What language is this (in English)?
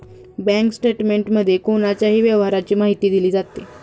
Marathi